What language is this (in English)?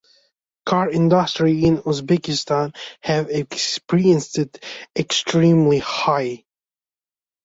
Uzbek